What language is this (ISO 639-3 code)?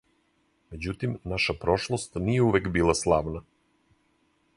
srp